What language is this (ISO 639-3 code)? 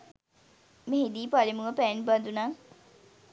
sin